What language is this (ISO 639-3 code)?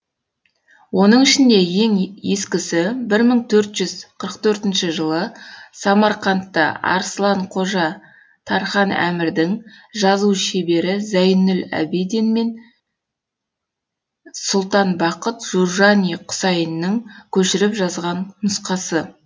kaz